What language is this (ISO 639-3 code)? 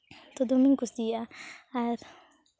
sat